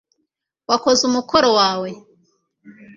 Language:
Kinyarwanda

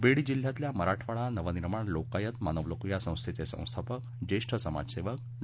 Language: Marathi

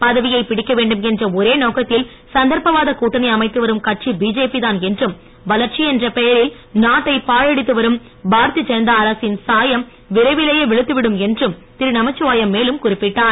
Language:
Tamil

